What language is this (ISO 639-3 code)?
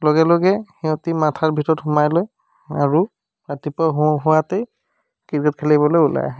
asm